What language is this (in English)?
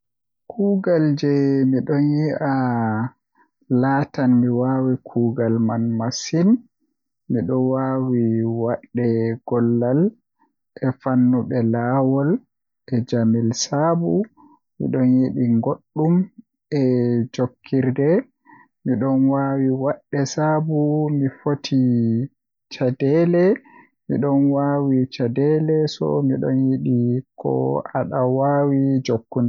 Western Niger Fulfulde